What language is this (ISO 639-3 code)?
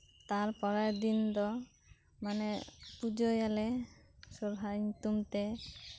sat